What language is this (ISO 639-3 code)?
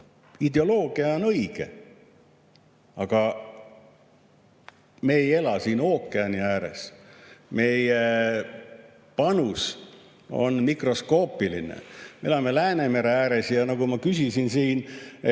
est